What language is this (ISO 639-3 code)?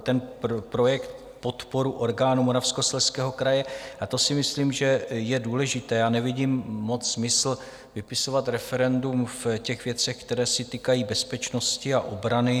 ces